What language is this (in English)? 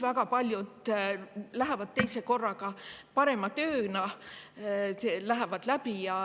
Estonian